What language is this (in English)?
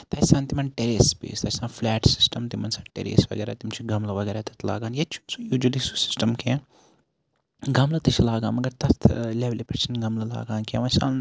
Kashmiri